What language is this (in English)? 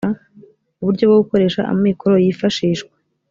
Kinyarwanda